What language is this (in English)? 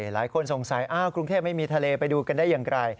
Thai